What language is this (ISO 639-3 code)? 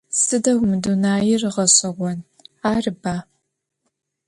ady